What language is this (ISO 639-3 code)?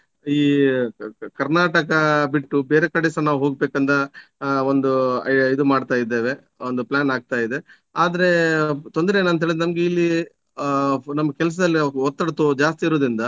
kan